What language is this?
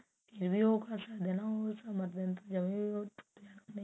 Punjabi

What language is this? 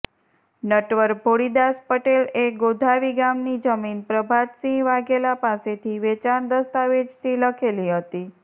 Gujarati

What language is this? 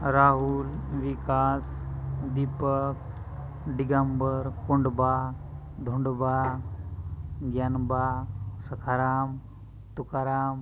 Marathi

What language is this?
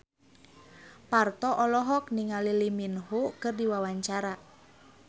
Sundanese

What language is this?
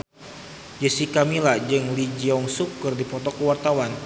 Sundanese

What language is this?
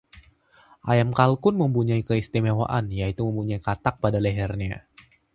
Indonesian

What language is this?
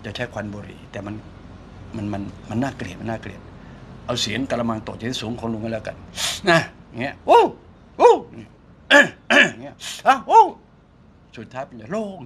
Thai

